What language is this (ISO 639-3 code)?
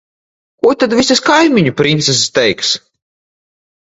lav